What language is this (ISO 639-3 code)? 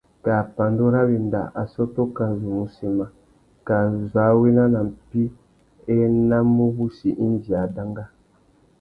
bag